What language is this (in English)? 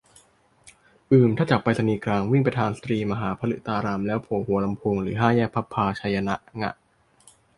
Thai